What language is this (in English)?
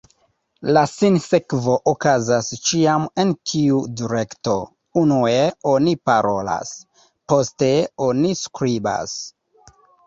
Esperanto